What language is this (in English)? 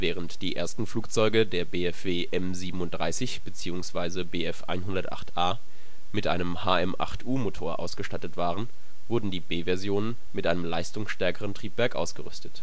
German